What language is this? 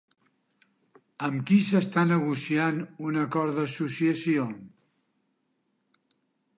Catalan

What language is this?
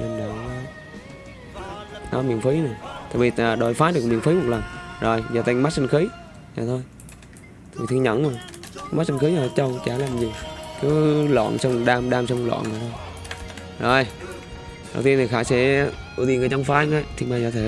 Vietnamese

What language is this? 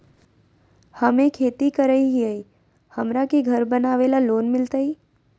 Magahi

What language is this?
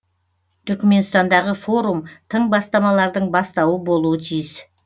Kazakh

